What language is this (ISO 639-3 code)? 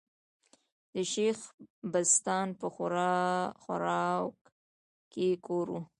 pus